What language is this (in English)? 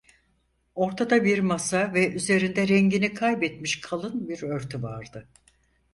Turkish